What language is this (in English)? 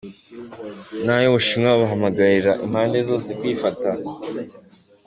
Kinyarwanda